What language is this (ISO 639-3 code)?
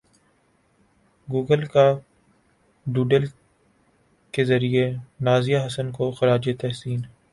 urd